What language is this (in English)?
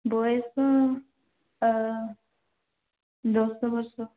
Odia